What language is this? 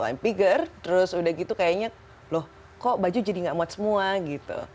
Indonesian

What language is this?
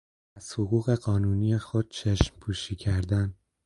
Persian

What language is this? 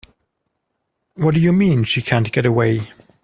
English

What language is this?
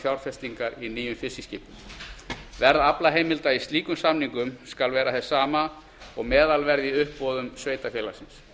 Icelandic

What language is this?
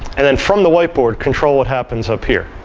English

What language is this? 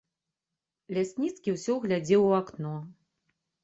Belarusian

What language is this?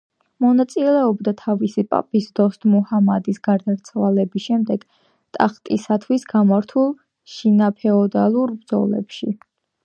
Georgian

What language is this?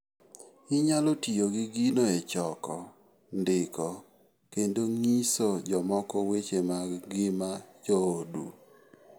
Luo (Kenya and Tanzania)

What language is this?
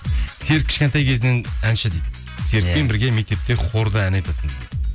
Kazakh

